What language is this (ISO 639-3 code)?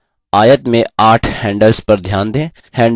hin